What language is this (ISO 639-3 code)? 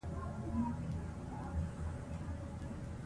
pus